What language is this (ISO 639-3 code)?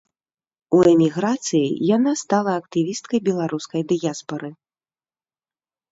bel